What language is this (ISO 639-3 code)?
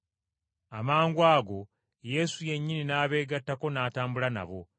lug